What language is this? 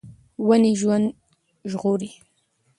Pashto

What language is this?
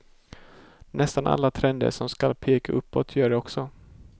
Swedish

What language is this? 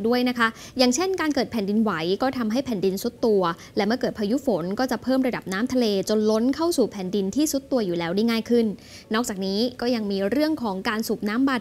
Thai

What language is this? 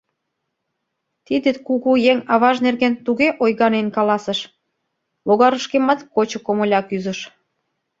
Mari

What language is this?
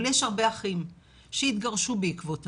Hebrew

